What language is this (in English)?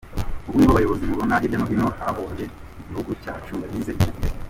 Kinyarwanda